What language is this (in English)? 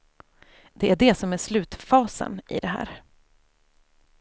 Swedish